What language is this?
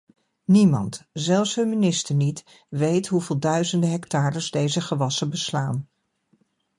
Dutch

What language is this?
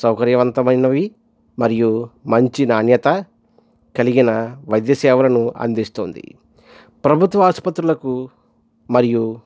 Telugu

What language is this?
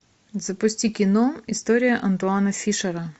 Russian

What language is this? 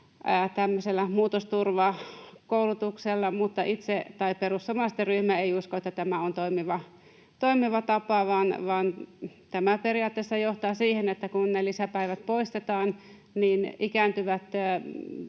Finnish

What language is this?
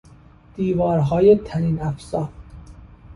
Persian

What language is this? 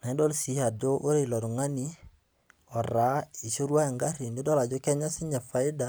Masai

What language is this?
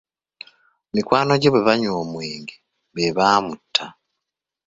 Ganda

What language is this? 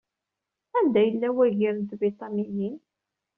Kabyle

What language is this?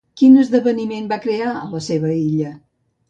Catalan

